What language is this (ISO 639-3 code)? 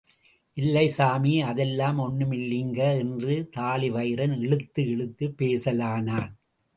tam